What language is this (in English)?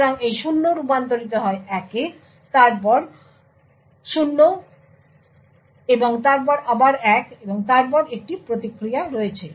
Bangla